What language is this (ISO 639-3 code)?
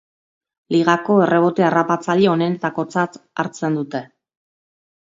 eus